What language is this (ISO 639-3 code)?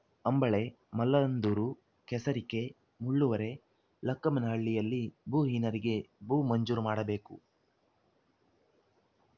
kan